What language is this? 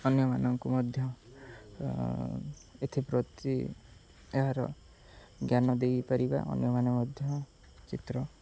Odia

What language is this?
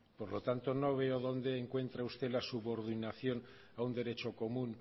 Spanish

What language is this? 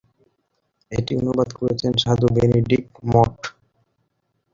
Bangla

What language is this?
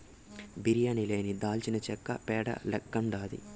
Telugu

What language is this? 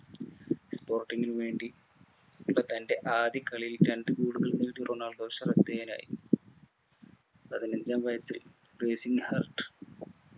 Malayalam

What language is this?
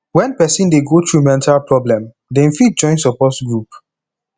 Nigerian Pidgin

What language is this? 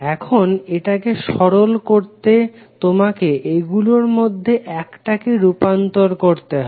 Bangla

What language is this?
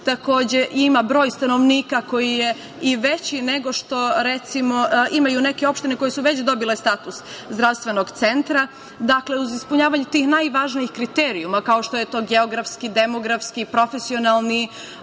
Serbian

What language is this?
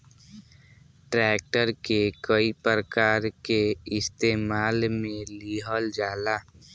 Bhojpuri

